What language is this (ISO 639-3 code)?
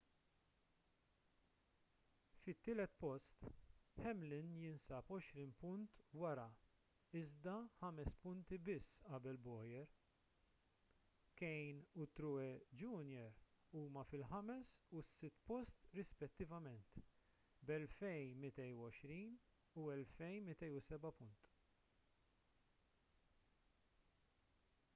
mlt